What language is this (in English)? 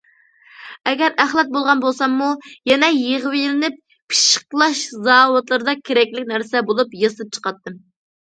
Uyghur